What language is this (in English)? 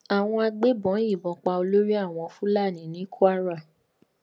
Yoruba